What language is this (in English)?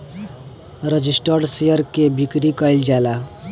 Bhojpuri